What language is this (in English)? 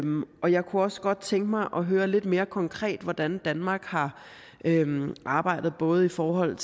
Danish